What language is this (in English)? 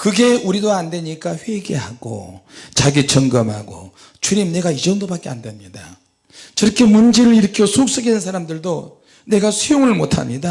Korean